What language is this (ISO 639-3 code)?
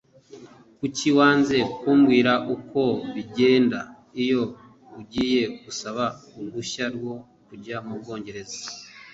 kin